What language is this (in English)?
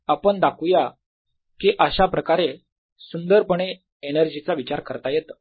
Marathi